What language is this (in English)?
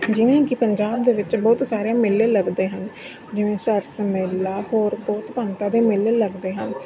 Punjabi